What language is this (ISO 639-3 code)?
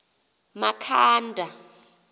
xho